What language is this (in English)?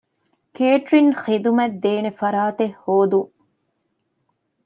Divehi